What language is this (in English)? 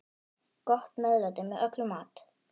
Icelandic